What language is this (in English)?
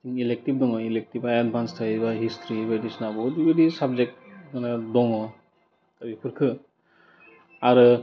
Bodo